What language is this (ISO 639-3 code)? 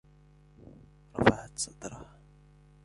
ara